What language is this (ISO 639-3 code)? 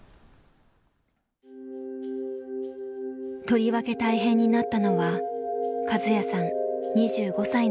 jpn